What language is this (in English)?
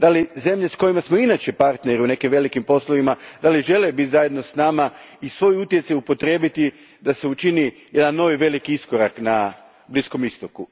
Croatian